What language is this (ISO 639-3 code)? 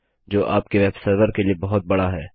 hin